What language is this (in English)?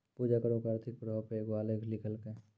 Maithili